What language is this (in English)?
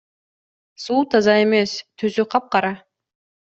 Kyrgyz